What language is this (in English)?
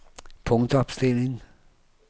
Danish